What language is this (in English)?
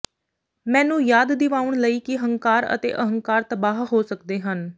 Punjabi